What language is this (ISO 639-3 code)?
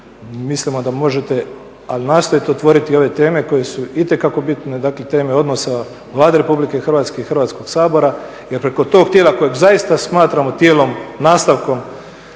hrv